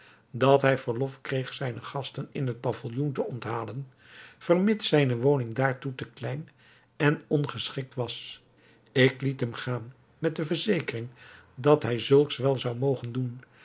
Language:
Dutch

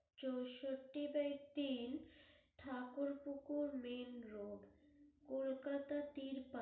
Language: Bangla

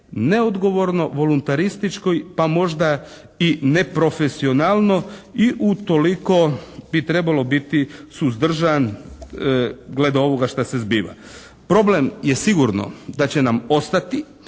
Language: Croatian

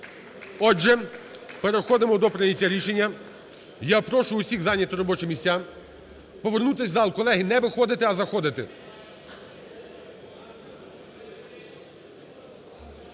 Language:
Ukrainian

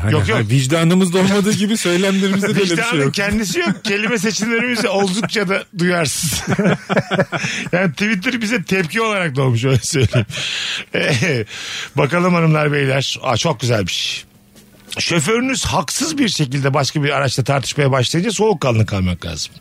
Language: Turkish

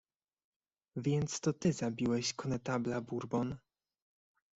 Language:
Polish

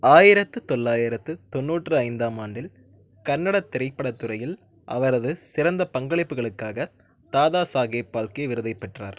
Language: Tamil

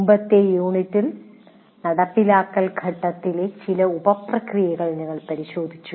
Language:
Malayalam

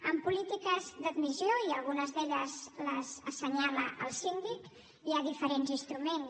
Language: Catalan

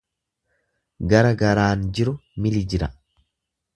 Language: Oromo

